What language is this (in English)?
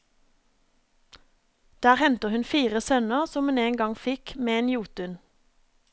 Norwegian